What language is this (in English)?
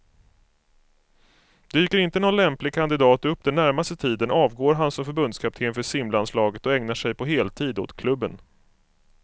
Swedish